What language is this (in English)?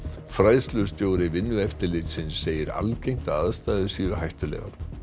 Icelandic